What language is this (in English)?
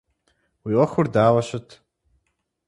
Kabardian